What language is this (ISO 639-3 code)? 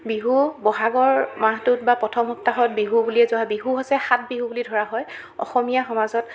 asm